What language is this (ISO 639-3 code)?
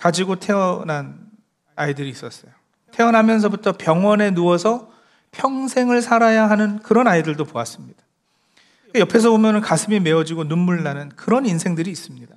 kor